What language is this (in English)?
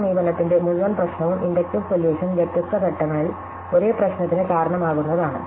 Malayalam